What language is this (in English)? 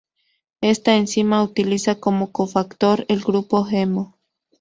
Spanish